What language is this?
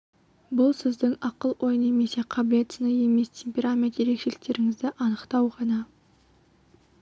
Kazakh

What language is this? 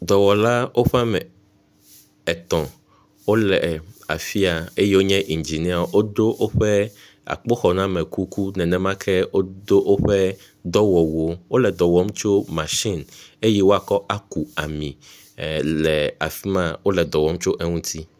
Ewe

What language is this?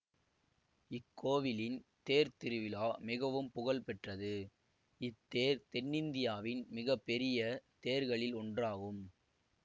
Tamil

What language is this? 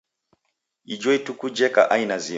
Taita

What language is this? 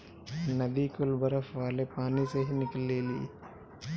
Bhojpuri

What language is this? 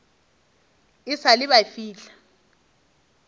Northern Sotho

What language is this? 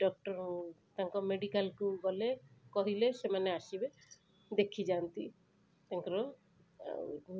Odia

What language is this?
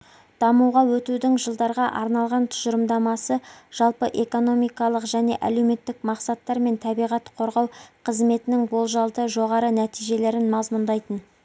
Kazakh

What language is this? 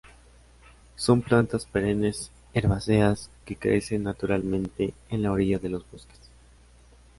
Spanish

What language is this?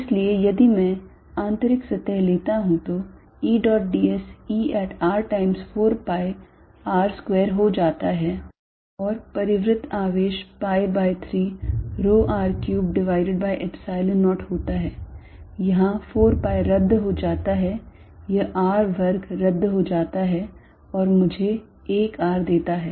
Hindi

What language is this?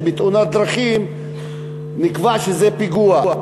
Hebrew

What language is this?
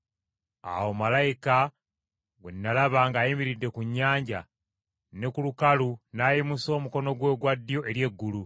Ganda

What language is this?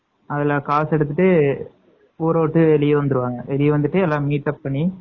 Tamil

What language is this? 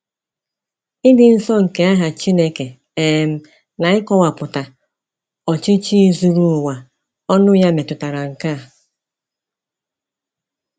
Igbo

